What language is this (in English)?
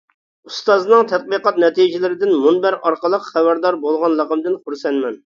Uyghur